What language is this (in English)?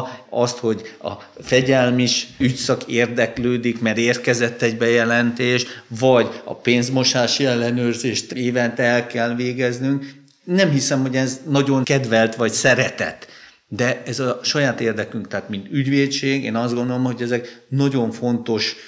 Hungarian